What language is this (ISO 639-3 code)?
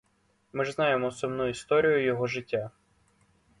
ukr